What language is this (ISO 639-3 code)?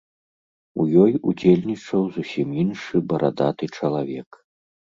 bel